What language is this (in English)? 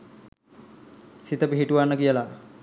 Sinhala